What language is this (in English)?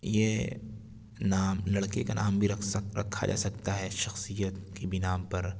Urdu